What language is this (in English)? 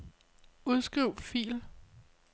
Danish